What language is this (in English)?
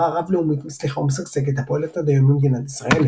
Hebrew